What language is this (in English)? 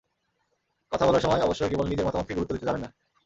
Bangla